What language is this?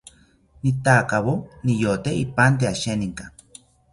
South Ucayali Ashéninka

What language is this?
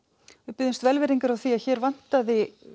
Icelandic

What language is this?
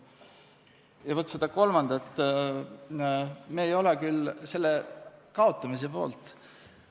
Estonian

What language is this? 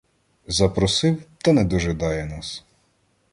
Ukrainian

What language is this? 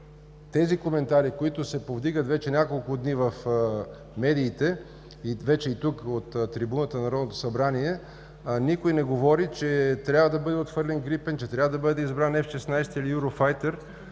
Bulgarian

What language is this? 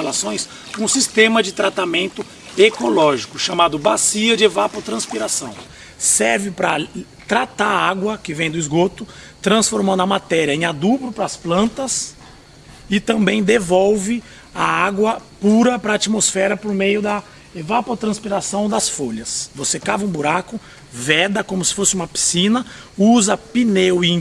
Portuguese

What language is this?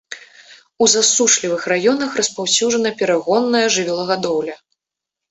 Belarusian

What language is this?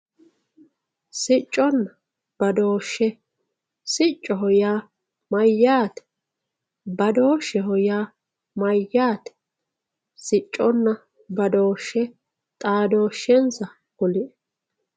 Sidamo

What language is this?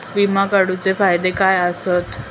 Marathi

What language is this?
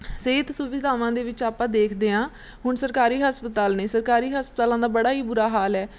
Punjabi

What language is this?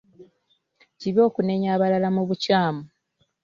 Ganda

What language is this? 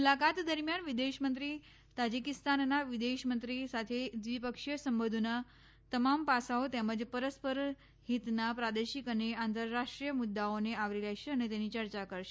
Gujarati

